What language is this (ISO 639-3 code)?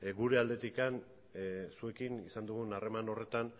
eus